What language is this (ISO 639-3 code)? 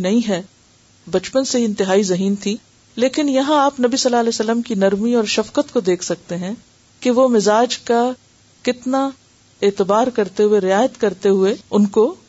urd